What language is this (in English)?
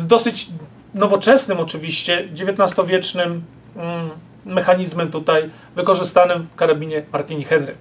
Polish